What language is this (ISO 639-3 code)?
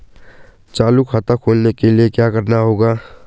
hin